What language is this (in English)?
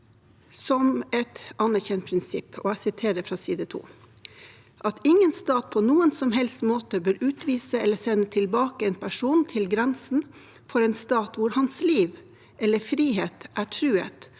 Norwegian